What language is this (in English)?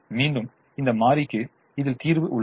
Tamil